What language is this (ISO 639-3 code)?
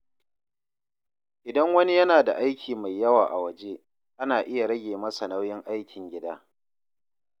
hau